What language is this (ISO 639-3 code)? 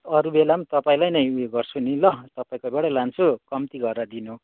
nep